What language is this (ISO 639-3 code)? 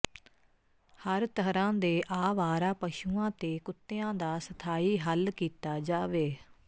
pan